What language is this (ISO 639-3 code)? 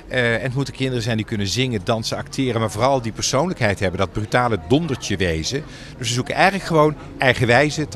nld